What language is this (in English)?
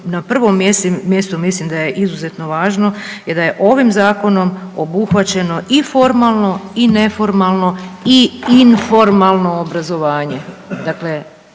Croatian